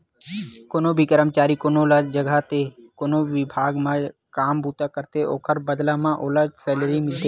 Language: Chhattisgarhi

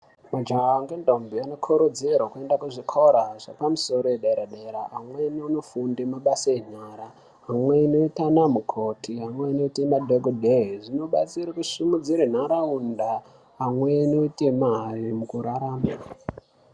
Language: Ndau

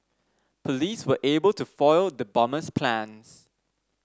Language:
English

